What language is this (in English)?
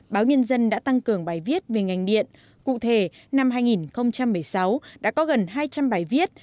Vietnamese